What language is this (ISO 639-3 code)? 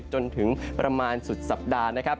tha